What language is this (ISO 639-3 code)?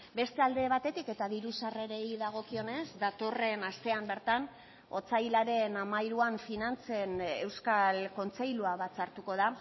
eus